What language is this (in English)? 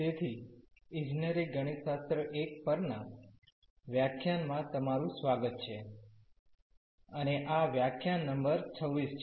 Gujarati